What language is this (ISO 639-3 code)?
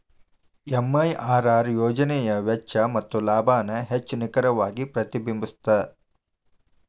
kan